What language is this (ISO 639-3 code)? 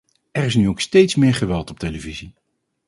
nld